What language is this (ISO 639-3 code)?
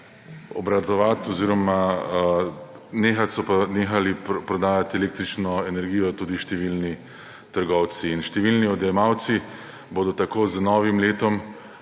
slv